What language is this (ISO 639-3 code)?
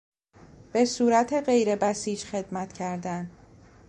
fas